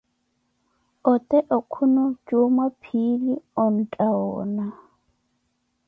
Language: Koti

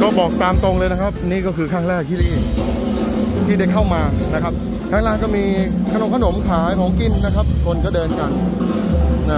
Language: Thai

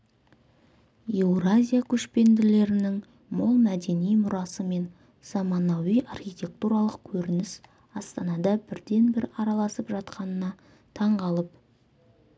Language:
Kazakh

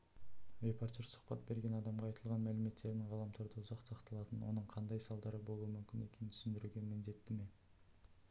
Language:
Kazakh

